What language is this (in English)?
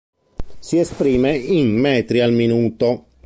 Italian